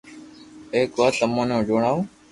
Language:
Loarki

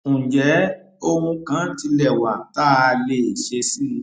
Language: Yoruba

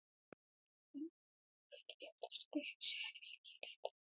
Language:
Icelandic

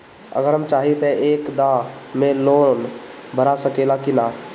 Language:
Bhojpuri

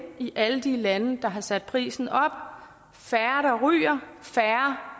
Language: Danish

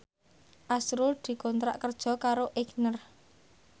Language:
Javanese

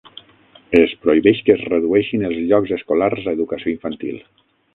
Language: Catalan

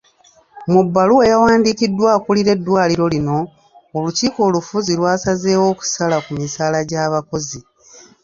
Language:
Ganda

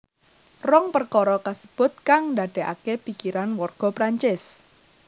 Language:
Javanese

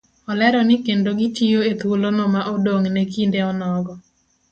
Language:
Luo (Kenya and Tanzania)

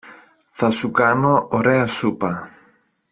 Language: Greek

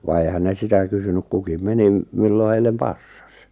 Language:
Finnish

